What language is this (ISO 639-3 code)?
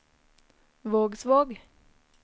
nor